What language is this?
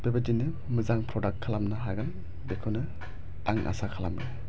Bodo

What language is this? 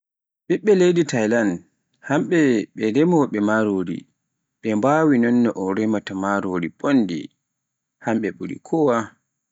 Pular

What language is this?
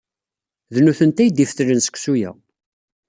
Kabyle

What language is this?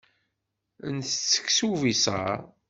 Kabyle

